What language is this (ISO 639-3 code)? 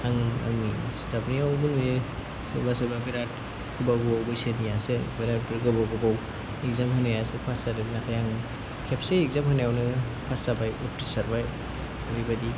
brx